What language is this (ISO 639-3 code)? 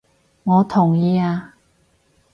yue